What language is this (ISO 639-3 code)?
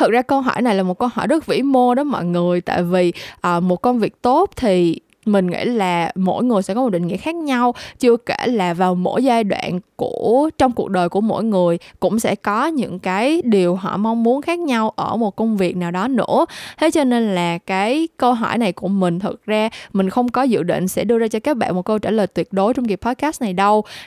vie